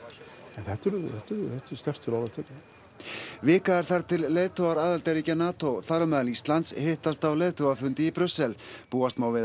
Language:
Icelandic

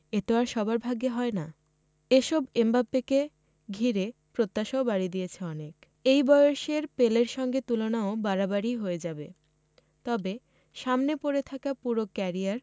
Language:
Bangla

